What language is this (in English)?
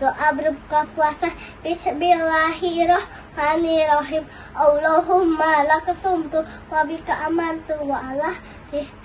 Indonesian